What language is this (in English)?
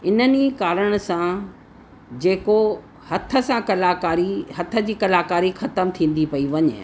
Sindhi